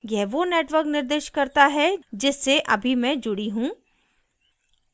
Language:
Hindi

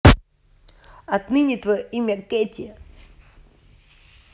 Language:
Russian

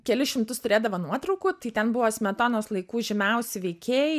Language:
Lithuanian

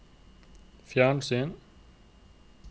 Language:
Norwegian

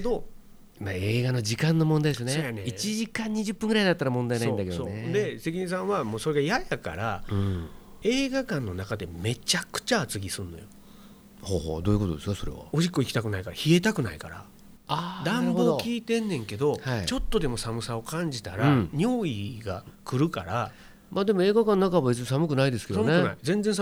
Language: Japanese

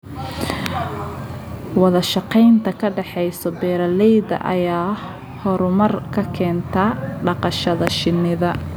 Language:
Somali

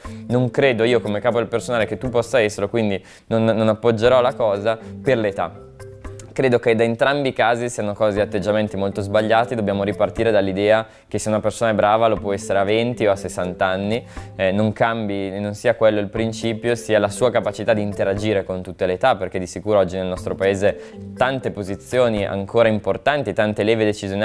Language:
Italian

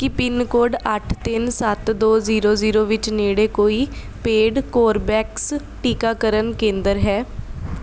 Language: Punjabi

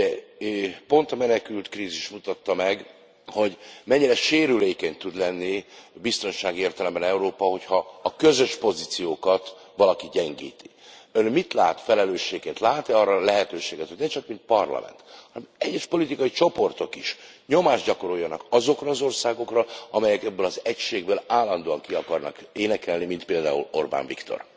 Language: Hungarian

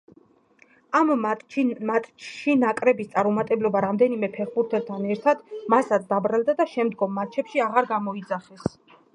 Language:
Georgian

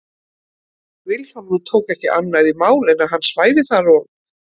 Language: Icelandic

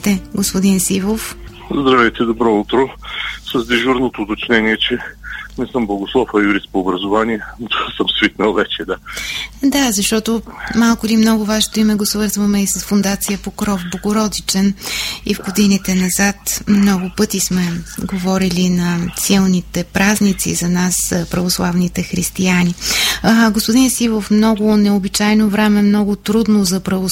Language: Bulgarian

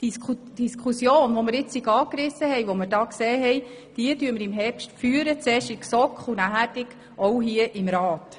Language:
Swiss German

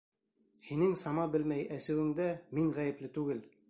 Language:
Bashkir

